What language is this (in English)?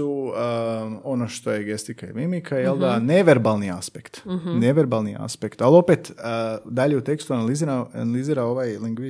Croatian